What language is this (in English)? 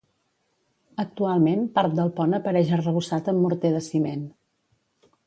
Catalan